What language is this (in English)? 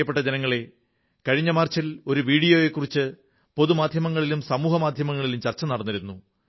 Malayalam